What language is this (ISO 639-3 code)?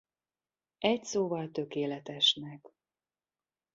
hun